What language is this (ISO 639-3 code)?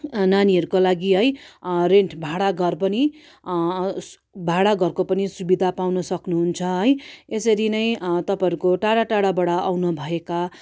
nep